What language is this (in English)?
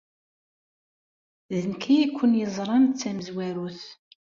Kabyle